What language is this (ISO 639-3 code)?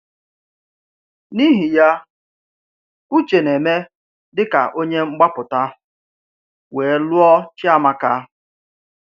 ibo